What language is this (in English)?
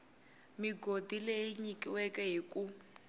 Tsonga